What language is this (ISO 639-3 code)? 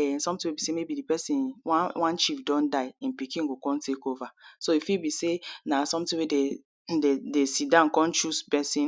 pcm